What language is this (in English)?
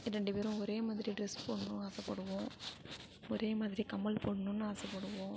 Tamil